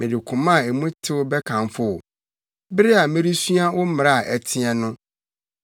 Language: Akan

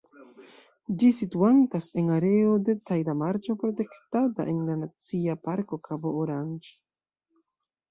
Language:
Esperanto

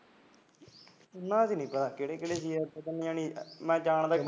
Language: Punjabi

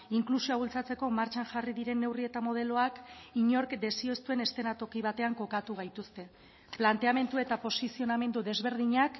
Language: Basque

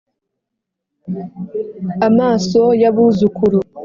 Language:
Kinyarwanda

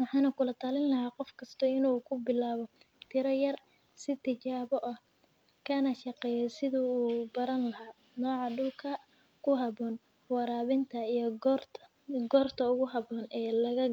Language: Somali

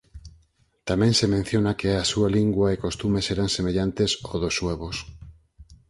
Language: Galician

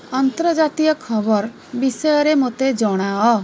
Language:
Odia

